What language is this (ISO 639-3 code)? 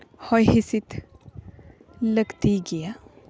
sat